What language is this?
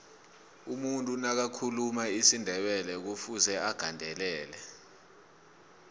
South Ndebele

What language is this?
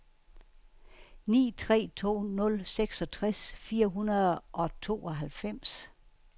Danish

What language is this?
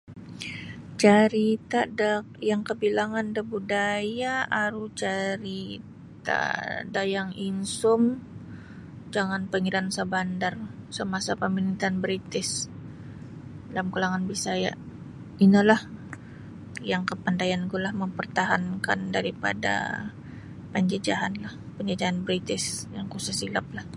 Sabah Bisaya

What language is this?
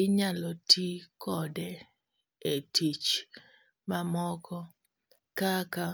Luo (Kenya and Tanzania)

